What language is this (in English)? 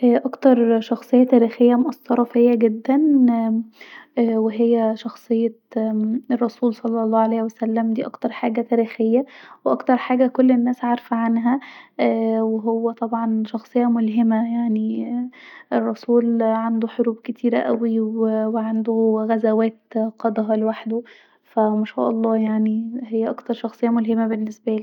Egyptian Arabic